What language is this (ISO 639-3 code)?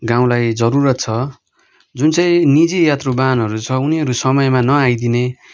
nep